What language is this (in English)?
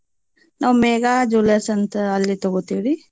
Kannada